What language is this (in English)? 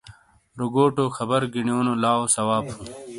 Shina